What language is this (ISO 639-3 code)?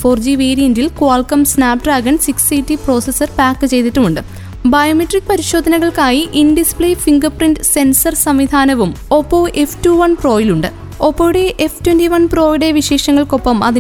mal